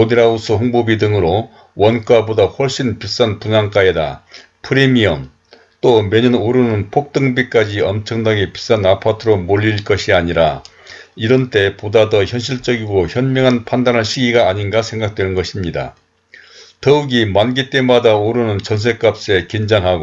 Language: Korean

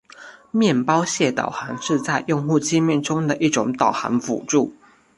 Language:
Chinese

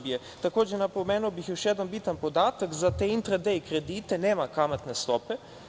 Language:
Serbian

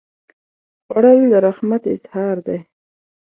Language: Pashto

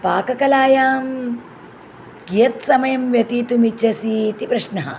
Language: Sanskrit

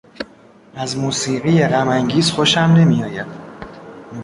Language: Persian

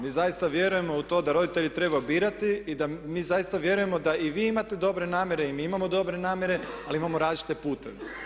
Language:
Croatian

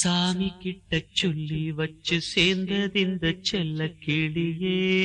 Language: Tamil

